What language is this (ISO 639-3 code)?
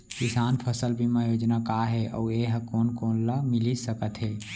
hne